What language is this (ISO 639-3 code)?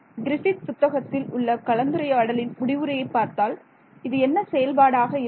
tam